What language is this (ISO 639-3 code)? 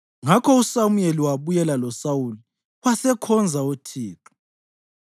nde